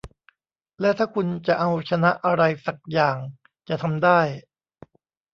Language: Thai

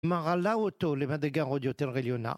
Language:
Hebrew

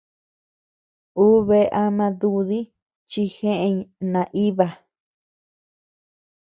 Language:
Tepeuxila Cuicatec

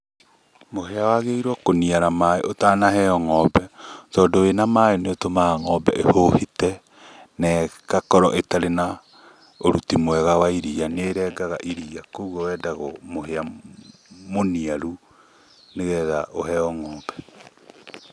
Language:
Kikuyu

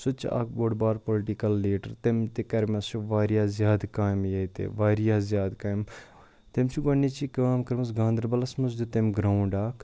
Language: Kashmiri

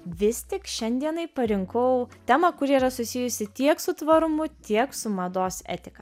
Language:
Lithuanian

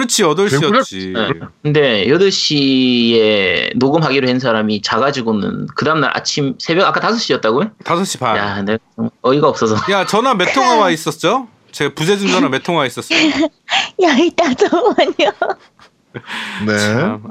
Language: Korean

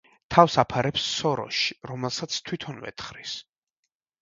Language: Georgian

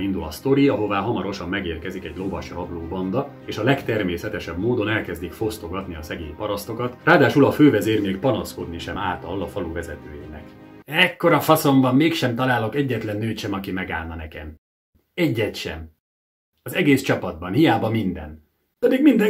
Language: Hungarian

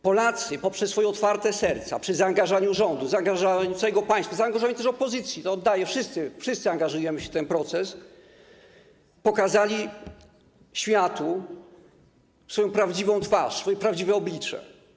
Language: Polish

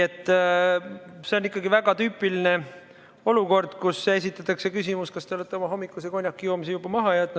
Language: Estonian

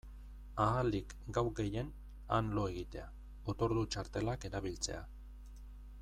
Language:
Basque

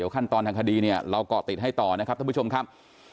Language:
Thai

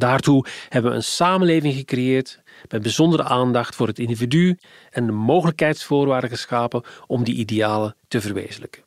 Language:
Dutch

